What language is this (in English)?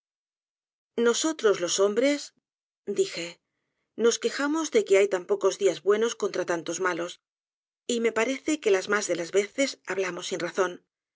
Spanish